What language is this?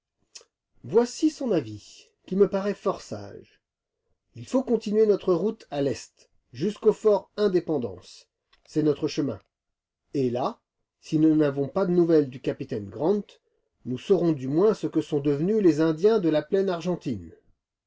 French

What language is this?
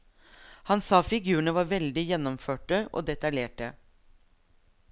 Norwegian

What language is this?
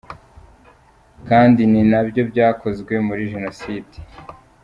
Kinyarwanda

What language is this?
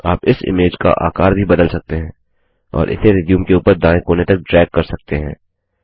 Hindi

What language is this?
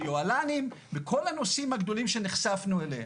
Hebrew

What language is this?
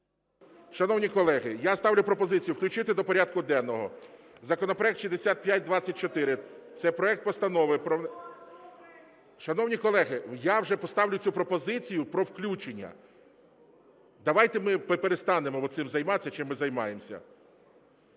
Ukrainian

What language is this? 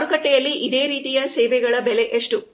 Kannada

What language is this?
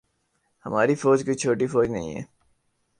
Urdu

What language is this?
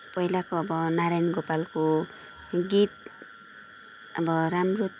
Nepali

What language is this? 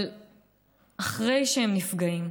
Hebrew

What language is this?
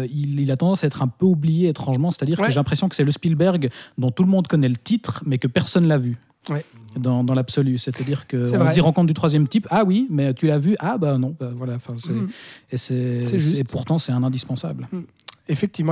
French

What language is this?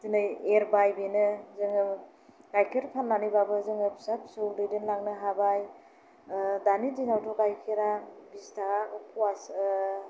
Bodo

